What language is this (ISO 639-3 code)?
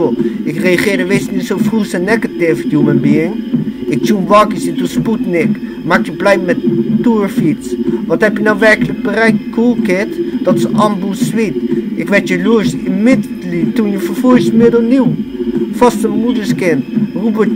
nld